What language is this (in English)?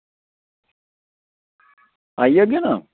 Dogri